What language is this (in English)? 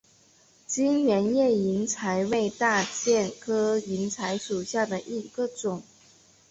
Chinese